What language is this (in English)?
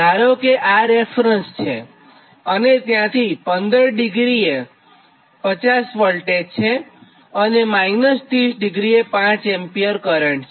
Gujarati